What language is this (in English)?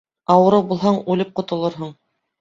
Bashkir